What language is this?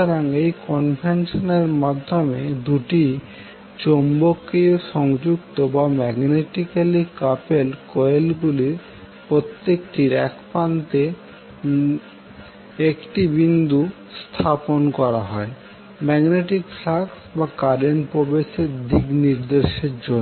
Bangla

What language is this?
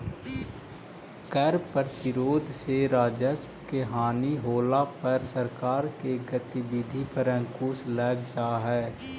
Magahi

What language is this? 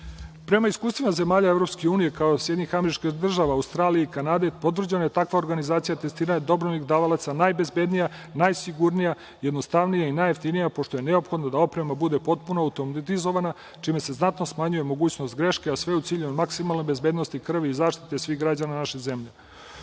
Serbian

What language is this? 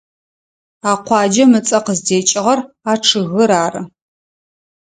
Adyghe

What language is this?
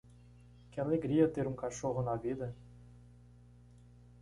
Portuguese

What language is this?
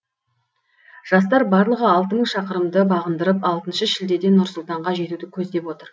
Kazakh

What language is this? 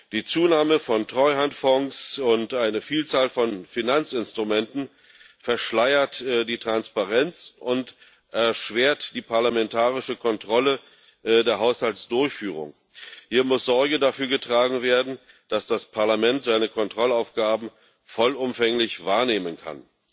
German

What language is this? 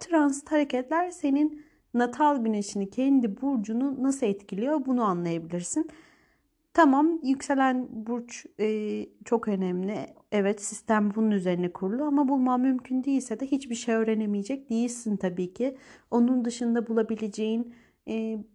Turkish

